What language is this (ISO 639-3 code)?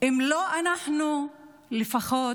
heb